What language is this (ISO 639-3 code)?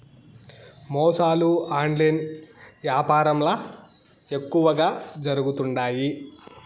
tel